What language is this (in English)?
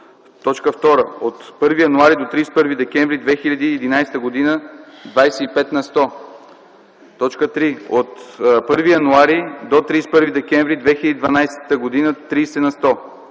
Bulgarian